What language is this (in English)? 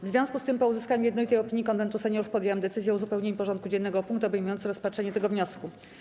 Polish